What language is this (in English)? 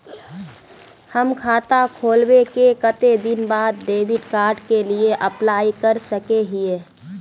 Magahi